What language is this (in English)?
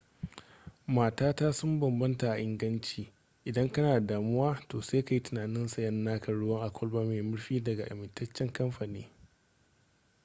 Hausa